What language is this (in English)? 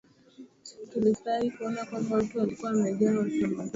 Swahili